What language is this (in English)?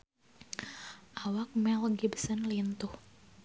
Sundanese